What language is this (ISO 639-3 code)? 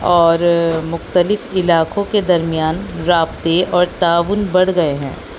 urd